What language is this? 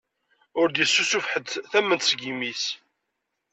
Kabyle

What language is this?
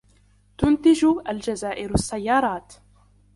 Arabic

